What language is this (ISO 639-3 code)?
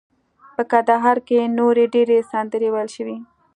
pus